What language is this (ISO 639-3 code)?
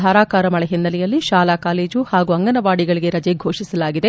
kan